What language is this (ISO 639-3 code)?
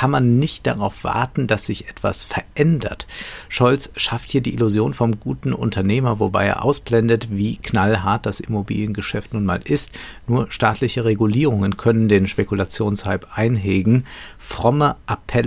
deu